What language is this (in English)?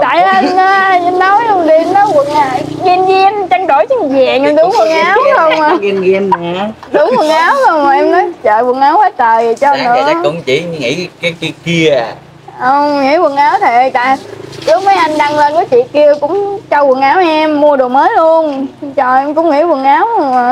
Vietnamese